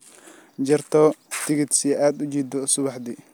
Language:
Somali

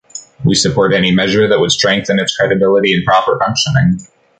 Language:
English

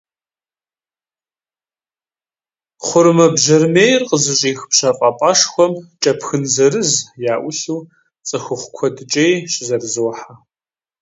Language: Kabardian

